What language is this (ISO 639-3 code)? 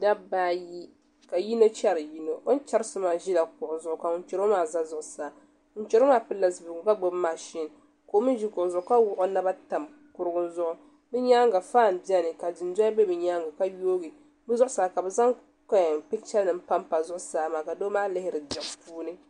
dag